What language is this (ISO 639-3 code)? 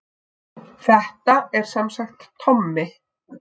isl